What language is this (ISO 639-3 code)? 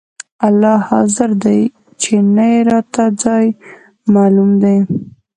pus